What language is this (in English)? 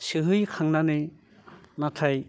Bodo